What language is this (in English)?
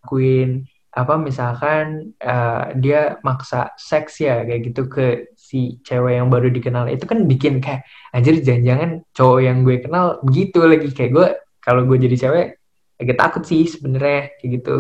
Indonesian